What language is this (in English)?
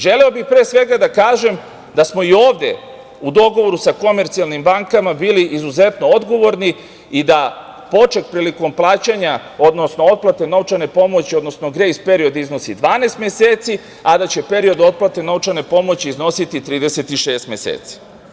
Serbian